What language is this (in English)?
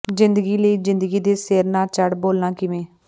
Punjabi